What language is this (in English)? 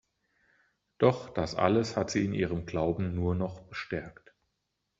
German